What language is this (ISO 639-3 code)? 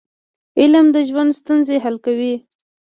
pus